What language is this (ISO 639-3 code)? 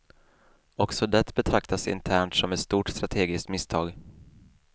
swe